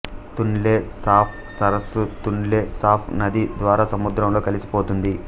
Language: Telugu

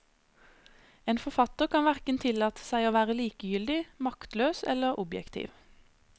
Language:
Norwegian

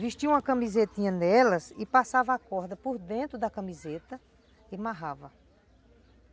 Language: Portuguese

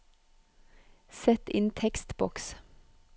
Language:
Norwegian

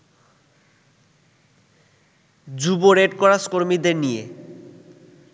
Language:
Bangla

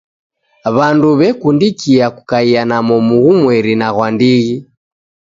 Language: Taita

